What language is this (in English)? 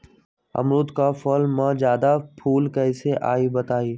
Magahi